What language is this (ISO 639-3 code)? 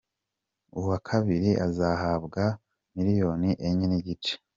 kin